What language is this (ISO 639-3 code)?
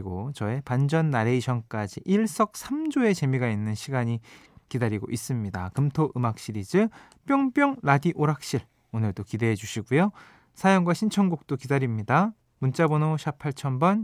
kor